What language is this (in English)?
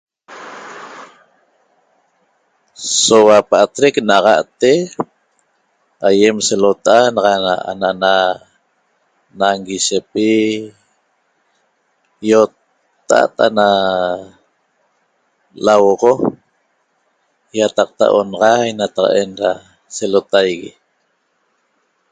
Toba